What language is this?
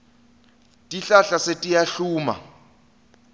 Swati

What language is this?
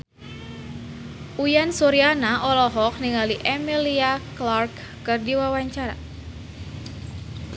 Sundanese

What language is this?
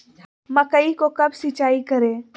Magahi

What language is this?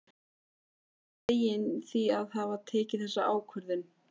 Icelandic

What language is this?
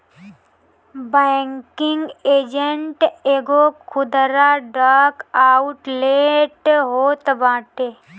Bhojpuri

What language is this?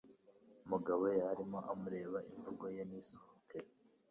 Kinyarwanda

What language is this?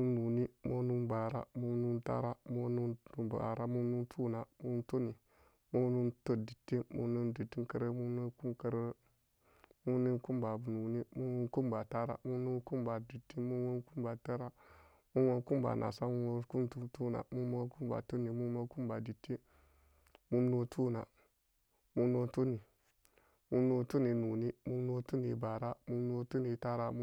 Samba Daka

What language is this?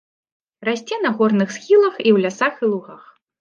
Belarusian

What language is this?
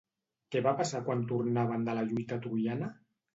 Catalan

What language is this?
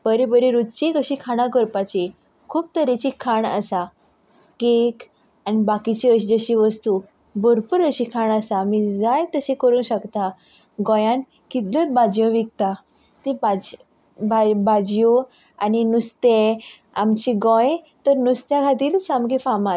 Konkani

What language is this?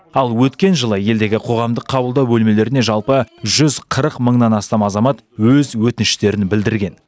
Kazakh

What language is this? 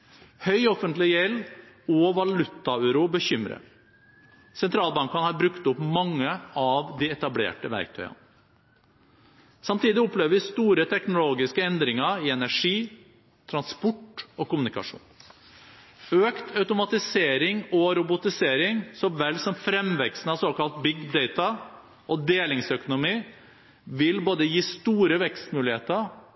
Norwegian Bokmål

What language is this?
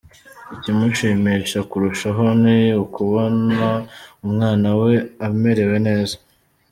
Kinyarwanda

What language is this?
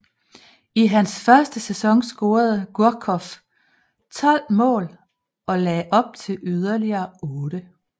Danish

